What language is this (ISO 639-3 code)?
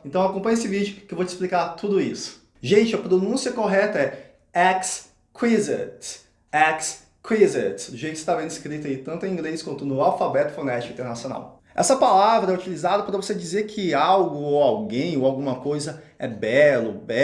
por